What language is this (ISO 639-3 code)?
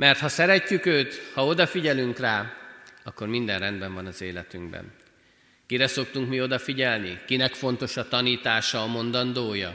hun